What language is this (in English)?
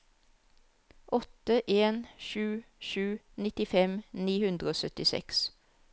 Norwegian